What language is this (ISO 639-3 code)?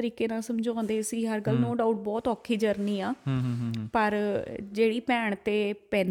pan